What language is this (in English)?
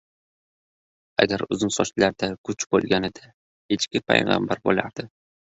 Uzbek